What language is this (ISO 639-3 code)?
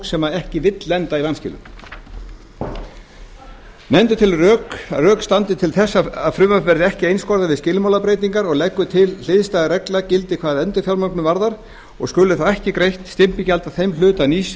isl